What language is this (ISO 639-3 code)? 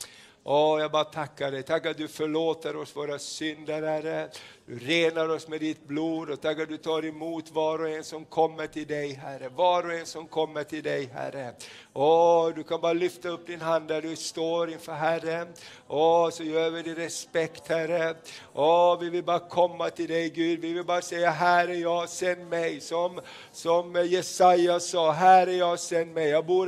swe